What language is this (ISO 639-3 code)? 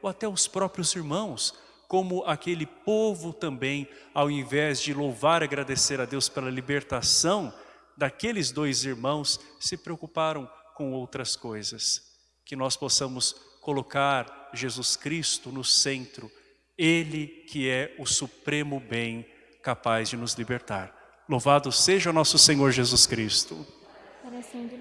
por